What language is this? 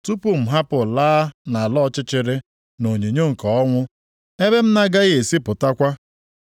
Igbo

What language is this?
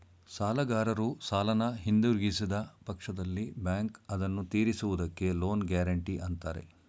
Kannada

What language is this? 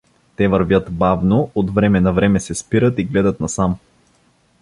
Bulgarian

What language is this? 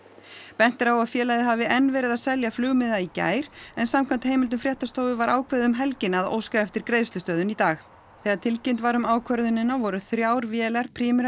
Icelandic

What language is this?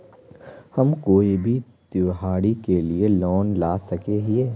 Magahi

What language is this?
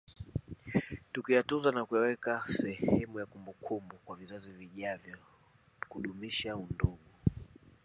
Swahili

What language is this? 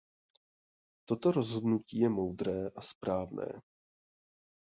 Czech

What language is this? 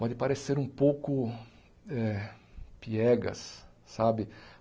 Portuguese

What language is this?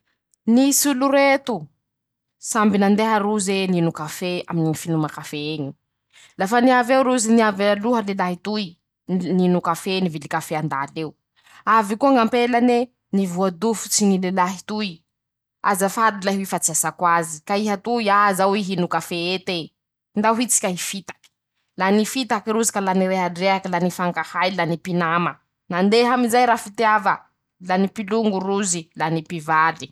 Masikoro Malagasy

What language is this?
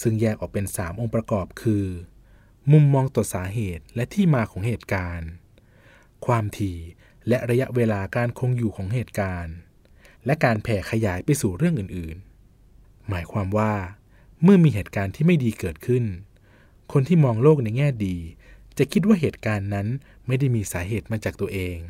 Thai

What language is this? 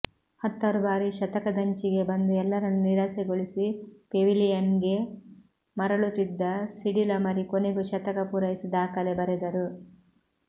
Kannada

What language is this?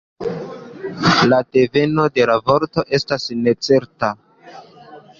Esperanto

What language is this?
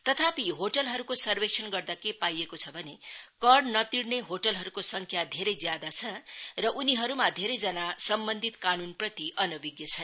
Nepali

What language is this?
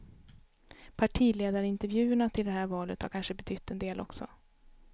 Swedish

